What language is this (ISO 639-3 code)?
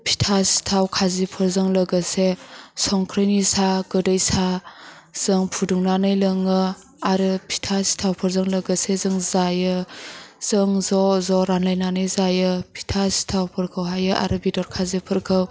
brx